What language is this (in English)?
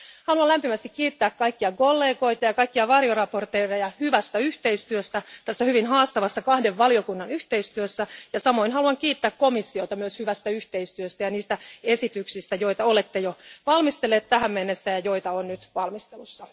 Finnish